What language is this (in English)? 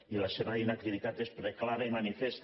Catalan